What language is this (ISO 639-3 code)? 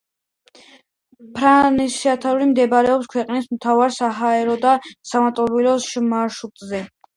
kat